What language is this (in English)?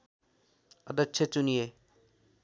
Nepali